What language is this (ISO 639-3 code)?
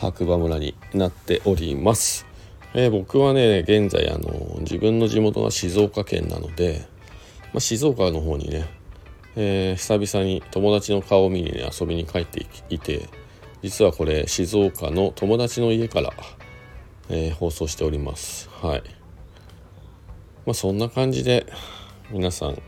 jpn